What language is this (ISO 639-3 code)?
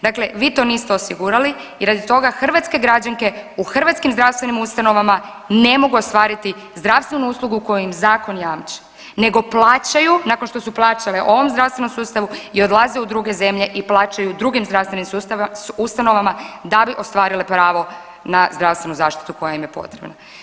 hrv